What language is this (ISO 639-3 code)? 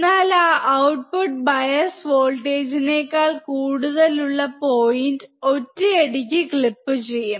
mal